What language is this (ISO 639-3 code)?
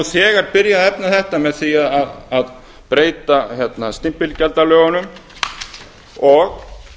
isl